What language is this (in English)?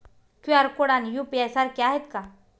Marathi